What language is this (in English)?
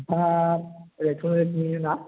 Bodo